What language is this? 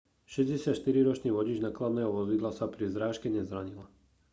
Slovak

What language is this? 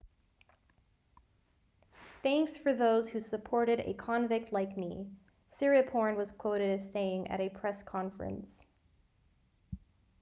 English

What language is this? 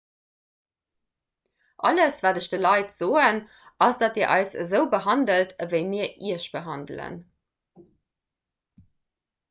Luxembourgish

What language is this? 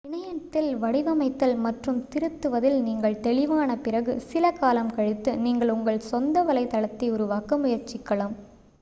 Tamil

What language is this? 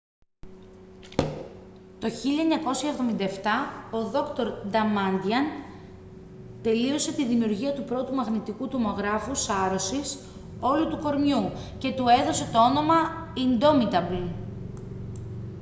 Greek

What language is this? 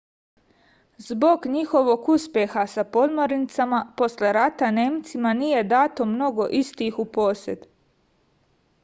Serbian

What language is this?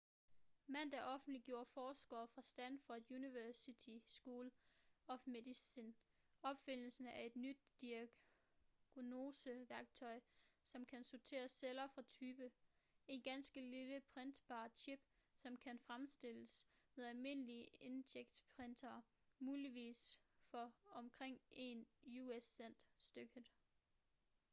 Danish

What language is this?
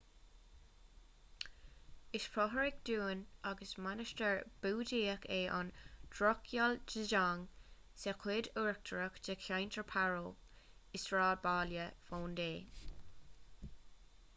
Irish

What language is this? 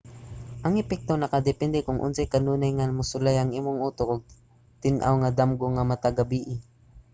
Cebuano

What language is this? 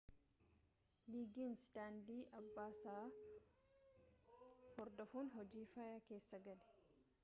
Oromo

